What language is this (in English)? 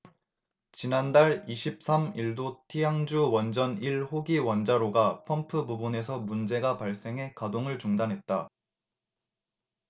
Korean